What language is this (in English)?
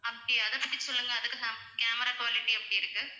Tamil